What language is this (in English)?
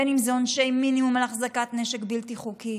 Hebrew